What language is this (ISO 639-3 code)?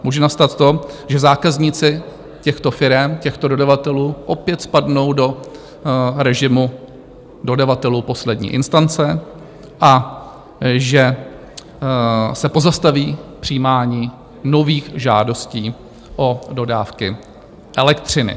ces